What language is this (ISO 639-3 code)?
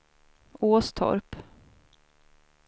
swe